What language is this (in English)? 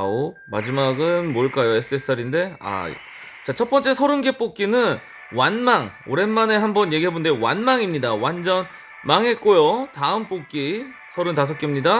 Korean